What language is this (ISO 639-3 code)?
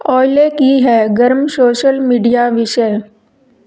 pan